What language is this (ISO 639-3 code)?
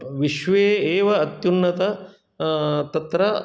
san